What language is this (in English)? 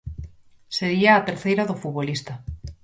Galician